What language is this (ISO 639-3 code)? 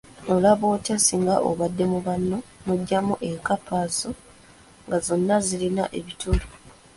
lug